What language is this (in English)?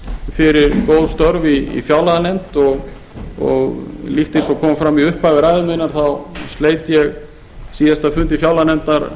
Icelandic